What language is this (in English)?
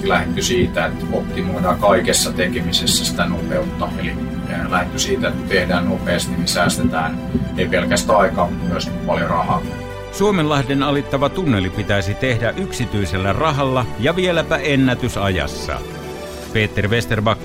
Finnish